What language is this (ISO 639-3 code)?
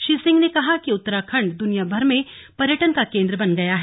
hin